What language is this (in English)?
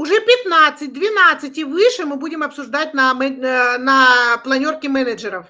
Russian